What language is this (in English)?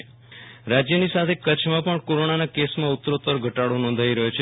Gujarati